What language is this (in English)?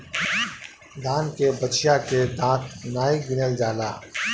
Bhojpuri